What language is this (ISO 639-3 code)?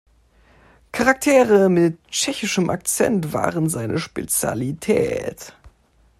deu